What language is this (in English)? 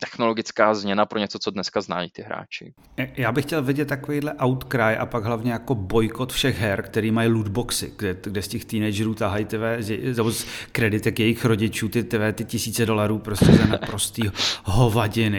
Czech